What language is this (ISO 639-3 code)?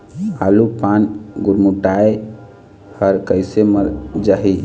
hne